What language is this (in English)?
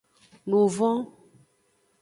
Aja (Benin)